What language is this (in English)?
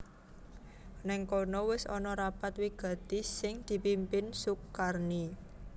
Javanese